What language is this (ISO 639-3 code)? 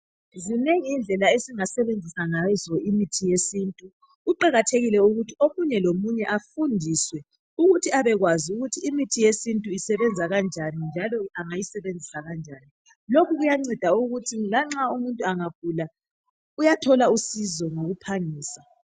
nde